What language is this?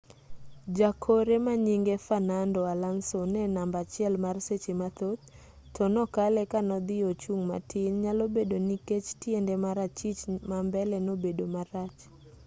Luo (Kenya and Tanzania)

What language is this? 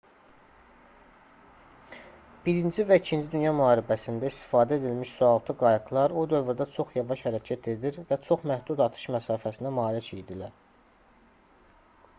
Azerbaijani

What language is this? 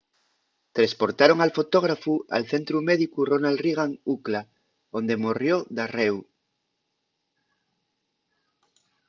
Asturian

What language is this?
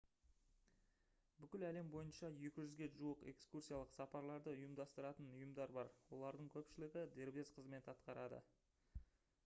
Kazakh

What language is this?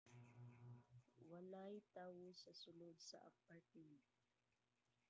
Cebuano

